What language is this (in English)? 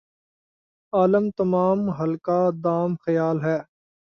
Urdu